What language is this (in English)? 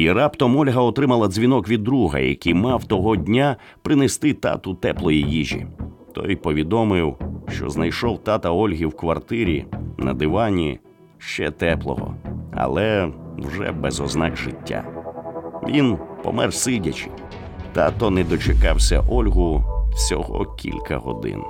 Ukrainian